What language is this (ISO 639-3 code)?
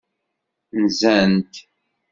kab